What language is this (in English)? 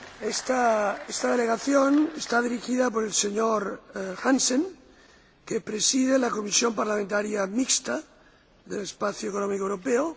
Spanish